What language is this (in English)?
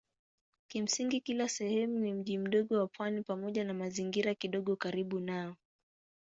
Swahili